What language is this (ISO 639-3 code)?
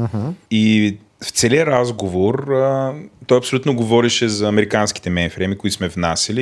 bul